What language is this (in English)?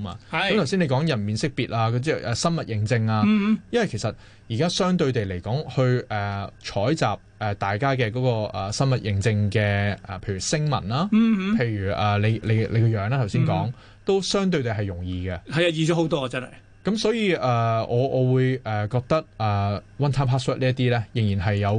Chinese